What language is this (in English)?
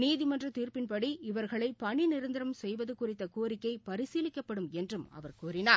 Tamil